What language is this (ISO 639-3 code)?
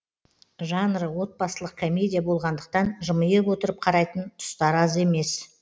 kaz